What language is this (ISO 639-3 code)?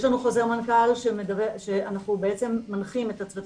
heb